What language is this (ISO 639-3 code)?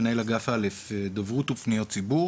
heb